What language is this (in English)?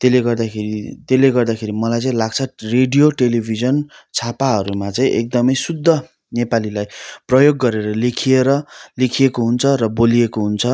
Nepali